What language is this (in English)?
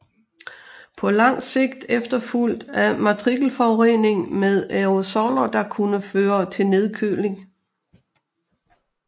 Danish